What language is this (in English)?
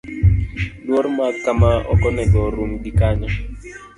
Luo (Kenya and Tanzania)